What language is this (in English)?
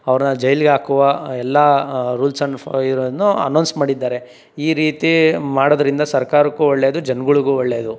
Kannada